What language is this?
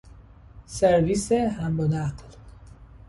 Persian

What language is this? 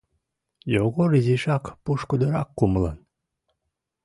Mari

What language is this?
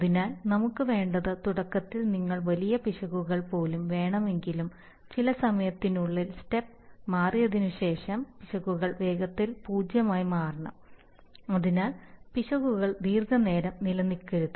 Malayalam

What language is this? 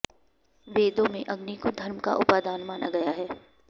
Sanskrit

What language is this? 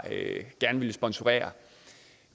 Danish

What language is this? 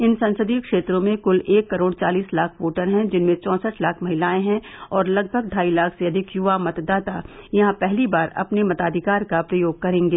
Hindi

